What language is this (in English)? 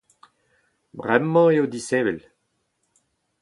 Breton